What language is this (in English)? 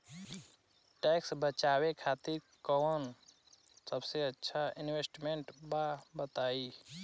Bhojpuri